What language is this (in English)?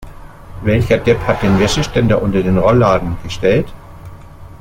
German